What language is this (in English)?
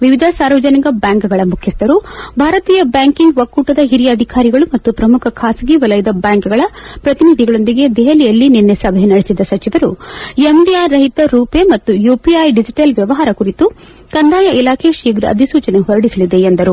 Kannada